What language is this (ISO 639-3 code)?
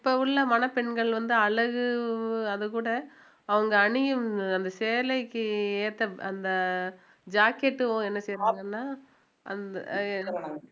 tam